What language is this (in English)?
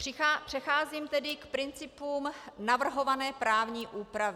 Czech